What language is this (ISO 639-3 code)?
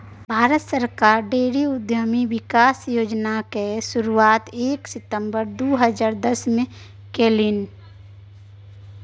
mai